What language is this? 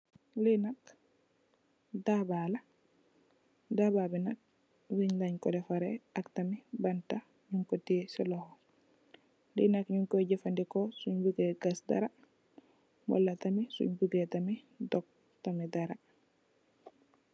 Wolof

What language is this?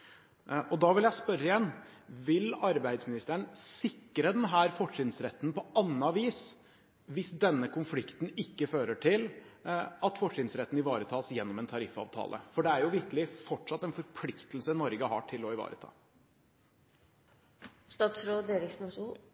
Norwegian Bokmål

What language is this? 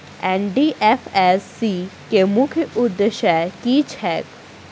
Maithili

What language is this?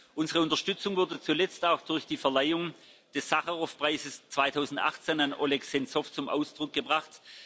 German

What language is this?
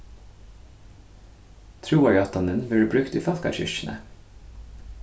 Faroese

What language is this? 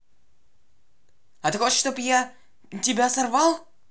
Russian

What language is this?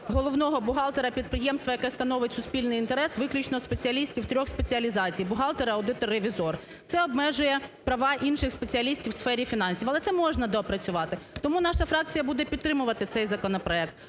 Ukrainian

